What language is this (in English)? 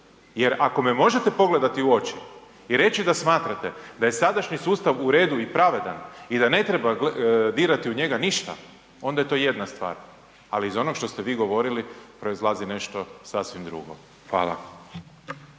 Croatian